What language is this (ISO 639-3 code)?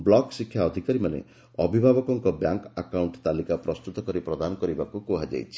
ori